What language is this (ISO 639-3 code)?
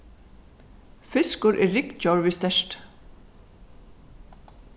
fao